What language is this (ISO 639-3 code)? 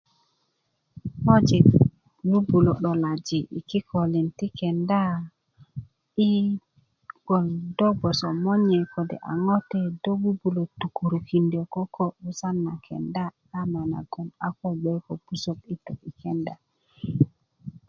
ukv